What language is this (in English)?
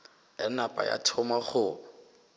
Northern Sotho